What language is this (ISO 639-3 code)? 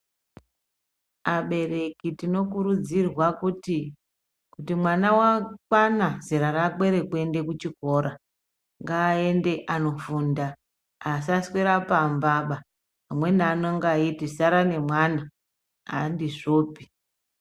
ndc